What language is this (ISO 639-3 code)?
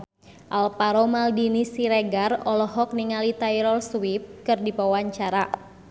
sun